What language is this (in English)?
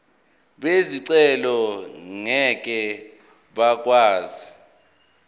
Zulu